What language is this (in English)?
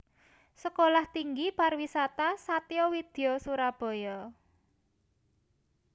Javanese